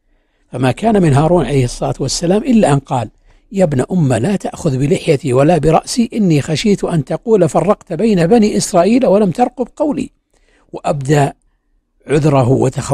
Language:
Arabic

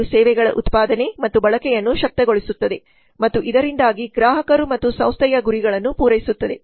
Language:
Kannada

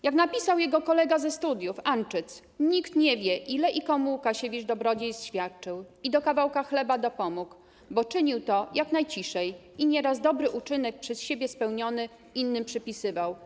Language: Polish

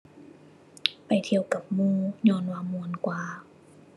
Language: Thai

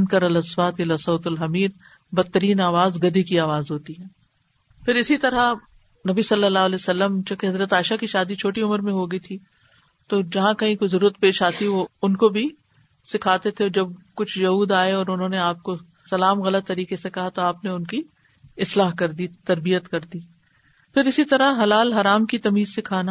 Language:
Urdu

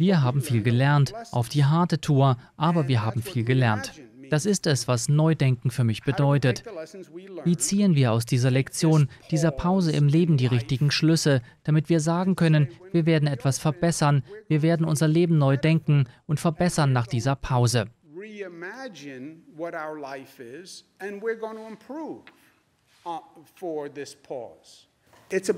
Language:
German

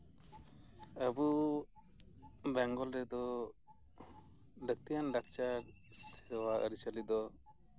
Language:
Santali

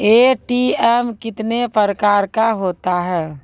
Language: Maithili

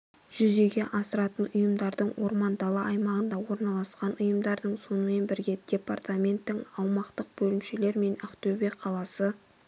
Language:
Kazakh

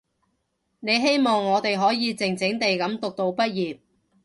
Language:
Cantonese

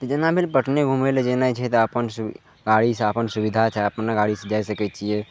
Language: Maithili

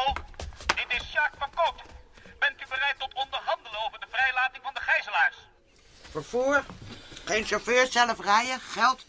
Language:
Dutch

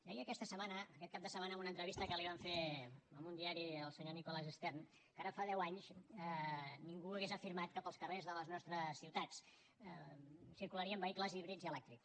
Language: Catalan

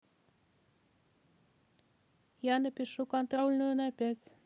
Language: Russian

